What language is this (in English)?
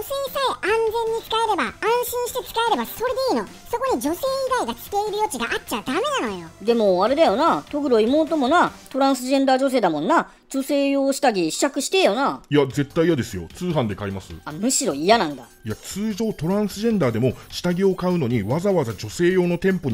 Japanese